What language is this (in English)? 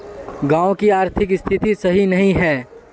Magahi